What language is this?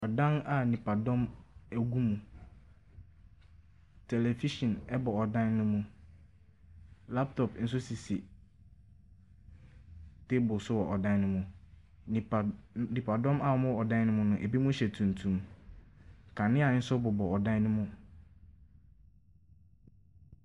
Akan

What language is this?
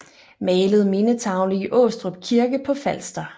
Danish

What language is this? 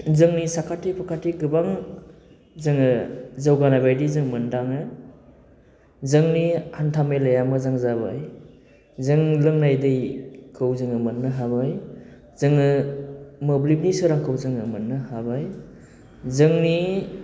Bodo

